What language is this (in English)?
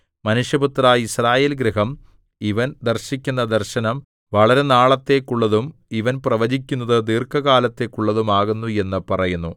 Malayalam